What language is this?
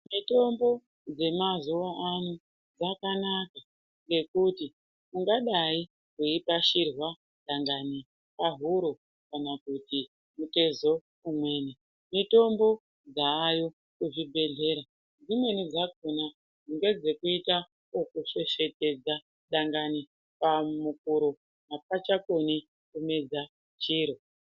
Ndau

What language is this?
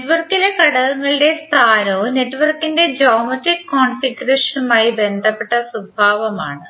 Malayalam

